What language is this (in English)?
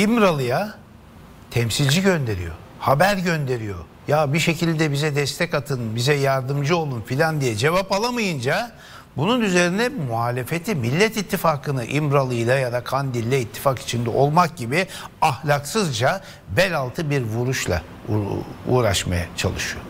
Turkish